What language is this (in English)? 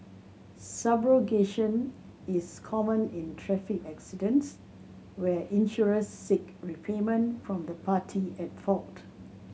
English